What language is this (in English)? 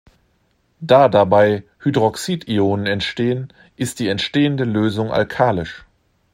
German